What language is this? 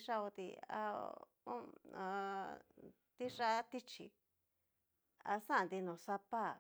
Cacaloxtepec Mixtec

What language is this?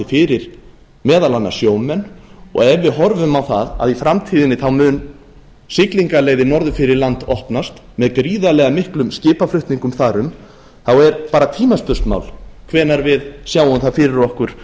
Icelandic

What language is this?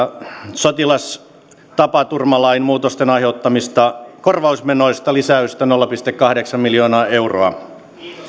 Finnish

